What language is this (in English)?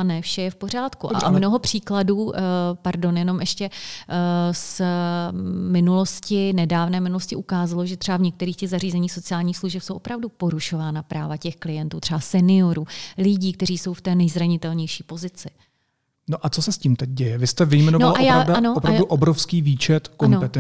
Czech